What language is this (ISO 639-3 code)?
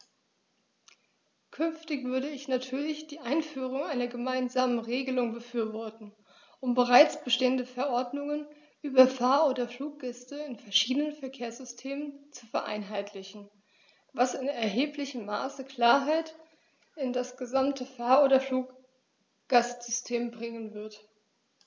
deu